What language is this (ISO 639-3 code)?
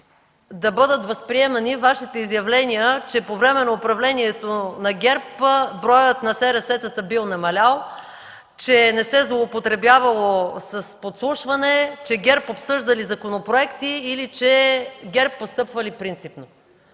bul